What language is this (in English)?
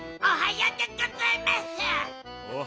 Japanese